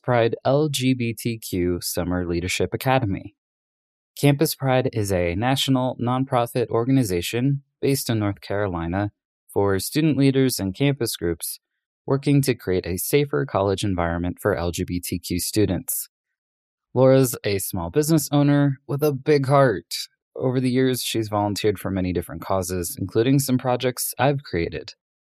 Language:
English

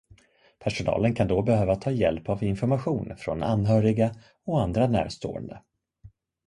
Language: Swedish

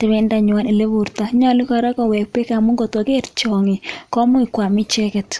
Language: Kalenjin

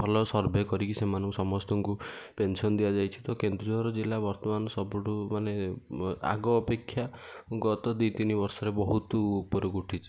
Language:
Odia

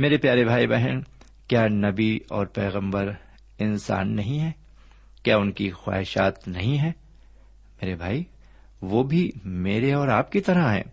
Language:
Urdu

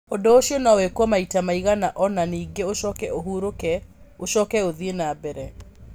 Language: Kikuyu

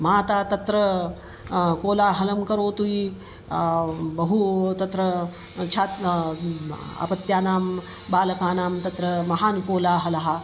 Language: Sanskrit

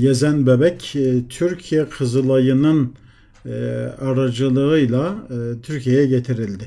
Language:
Turkish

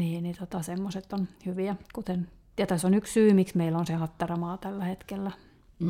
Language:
Finnish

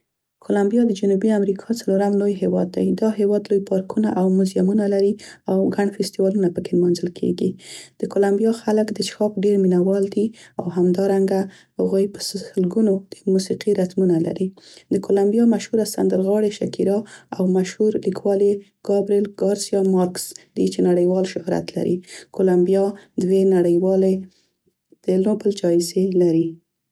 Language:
Central Pashto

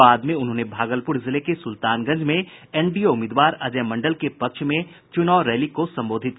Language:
Hindi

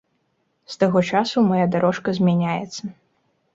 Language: Belarusian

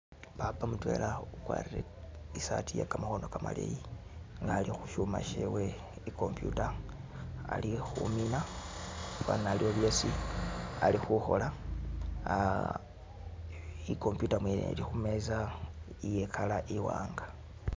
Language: Masaaba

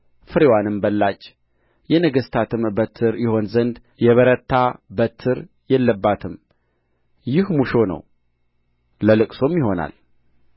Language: Amharic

